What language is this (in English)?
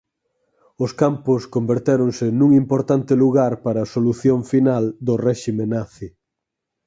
Galician